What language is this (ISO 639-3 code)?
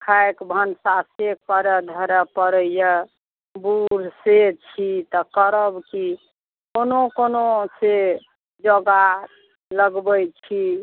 mai